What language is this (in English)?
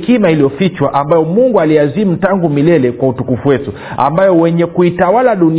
Swahili